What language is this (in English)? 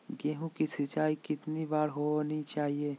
Magahi